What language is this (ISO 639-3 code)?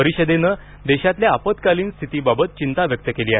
mar